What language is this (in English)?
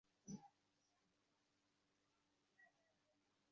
Bangla